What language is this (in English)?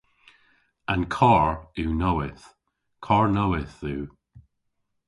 Cornish